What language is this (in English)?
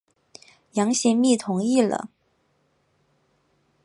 Chinese